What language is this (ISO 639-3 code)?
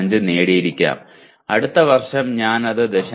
mal